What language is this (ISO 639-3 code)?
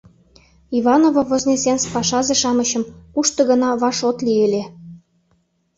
chm